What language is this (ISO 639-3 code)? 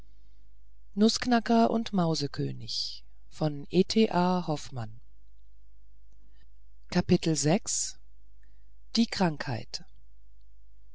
deu